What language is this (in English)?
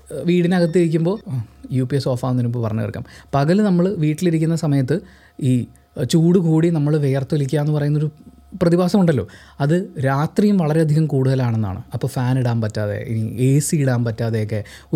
Malayalam